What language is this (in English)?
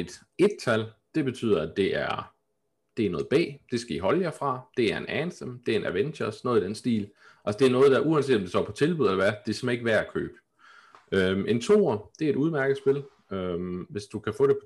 Danish